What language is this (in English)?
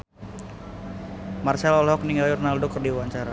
Sundanese